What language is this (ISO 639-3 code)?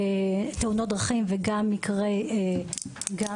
heb